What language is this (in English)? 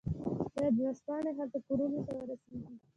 Pashto